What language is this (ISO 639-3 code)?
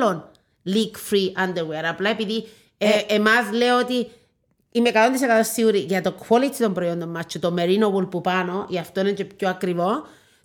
ell